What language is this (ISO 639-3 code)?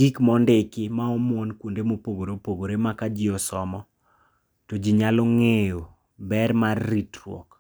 luo